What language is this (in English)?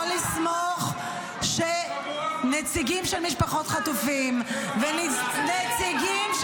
Hebrew